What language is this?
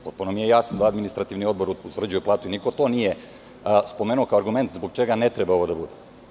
Serbian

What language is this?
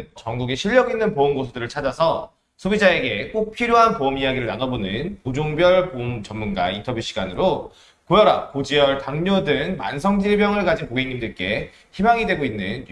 Korean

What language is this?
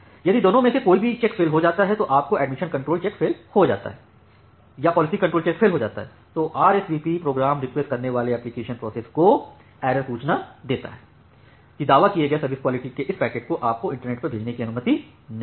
Hindi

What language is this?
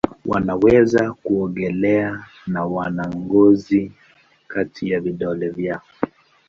Swahili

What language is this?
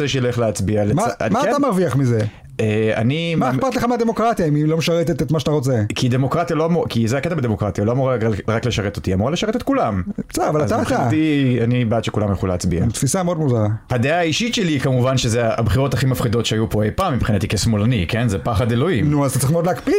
Hebrew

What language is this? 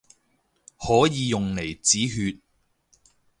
Cantonese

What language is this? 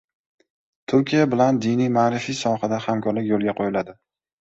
Uzbek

